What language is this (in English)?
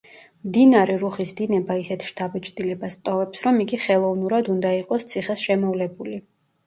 Georgian